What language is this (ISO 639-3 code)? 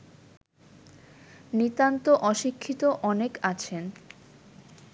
ben